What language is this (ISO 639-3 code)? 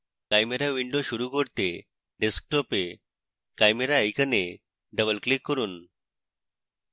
ben